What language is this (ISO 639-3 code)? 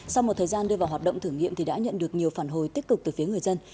vie